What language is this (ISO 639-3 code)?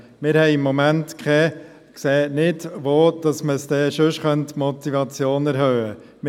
gsw